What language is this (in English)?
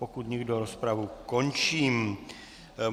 Czech